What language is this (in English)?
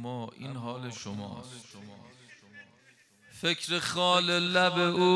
Persian